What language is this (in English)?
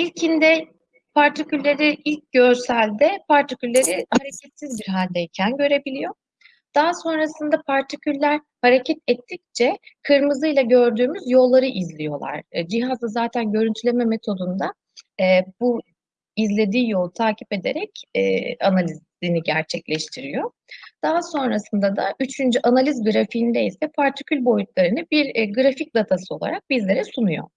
Turkish